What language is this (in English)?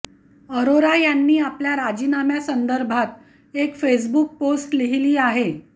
Marathi